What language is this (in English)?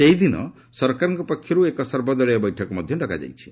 Odia